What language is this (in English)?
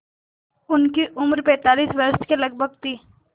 Hindi